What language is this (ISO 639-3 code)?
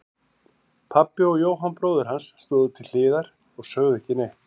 isl